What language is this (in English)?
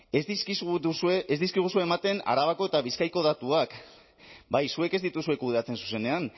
Basque